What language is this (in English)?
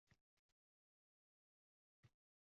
Uzbek